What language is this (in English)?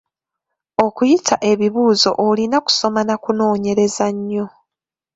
Ganda